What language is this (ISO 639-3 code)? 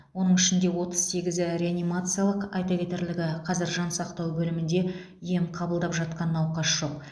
kaz